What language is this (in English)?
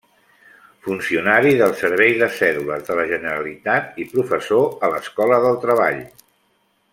Catalan